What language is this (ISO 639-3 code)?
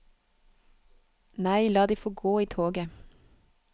nor